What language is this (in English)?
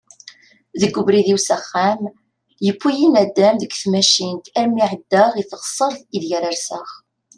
Kabyle